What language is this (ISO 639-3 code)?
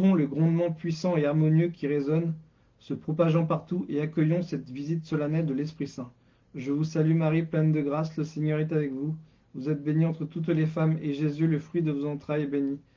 fra